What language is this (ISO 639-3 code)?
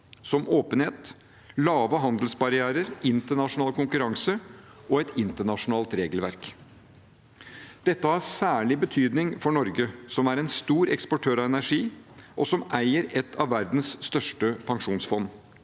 nor